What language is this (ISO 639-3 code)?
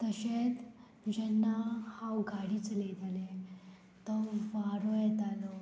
kok